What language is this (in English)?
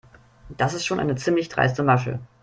German